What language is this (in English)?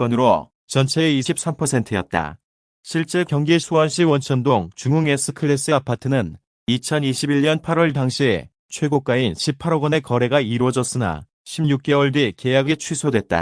Korean